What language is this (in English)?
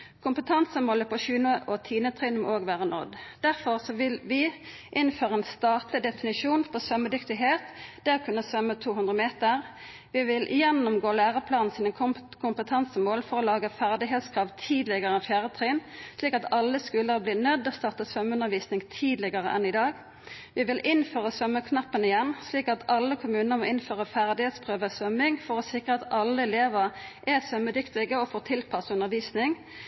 Norwegian Nynorsk